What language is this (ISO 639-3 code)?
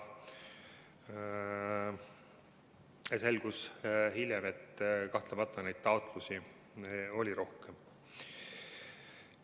est